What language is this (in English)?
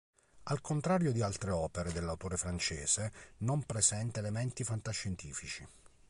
Italian